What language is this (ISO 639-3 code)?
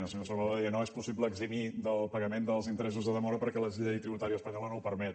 cat